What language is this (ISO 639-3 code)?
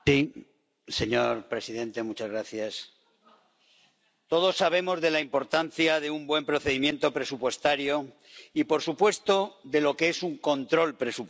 spa